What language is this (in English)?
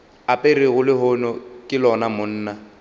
Northern Sotho